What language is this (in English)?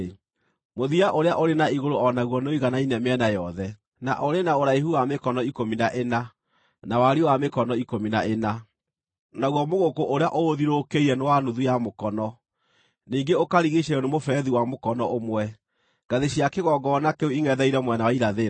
Kikuyu